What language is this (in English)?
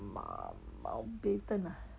English